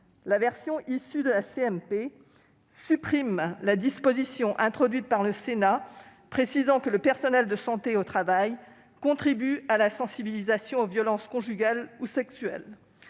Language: French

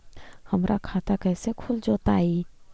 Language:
Magahi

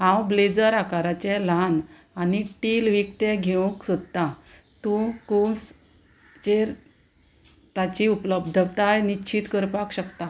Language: Konkani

